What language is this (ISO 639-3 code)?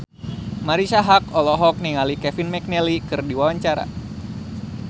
sun